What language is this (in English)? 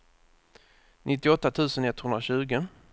Swedish